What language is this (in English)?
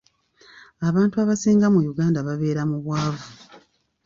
Ganda